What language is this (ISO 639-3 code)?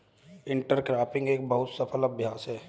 hin